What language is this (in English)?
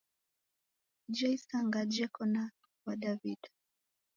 Taita